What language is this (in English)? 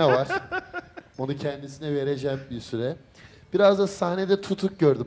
Turkish